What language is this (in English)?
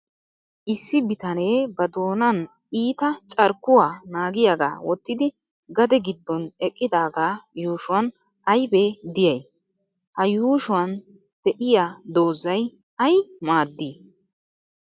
Wolaytta